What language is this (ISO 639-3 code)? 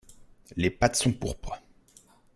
fra